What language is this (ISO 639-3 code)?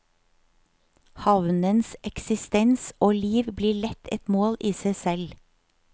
nor